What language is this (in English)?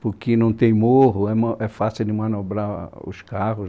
Portuguese